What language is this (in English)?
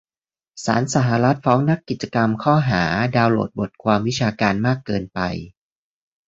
Thai